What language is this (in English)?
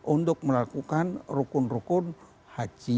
Indonesian